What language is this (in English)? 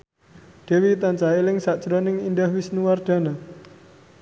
Javanese